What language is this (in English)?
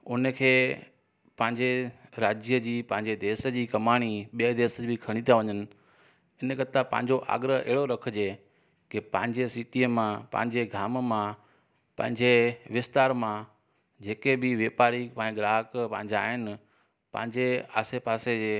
Sindhi